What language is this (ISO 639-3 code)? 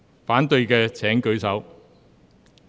yue